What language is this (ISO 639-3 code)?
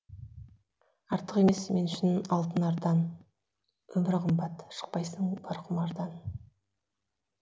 kaz